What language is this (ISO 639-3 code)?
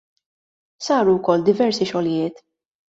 mlt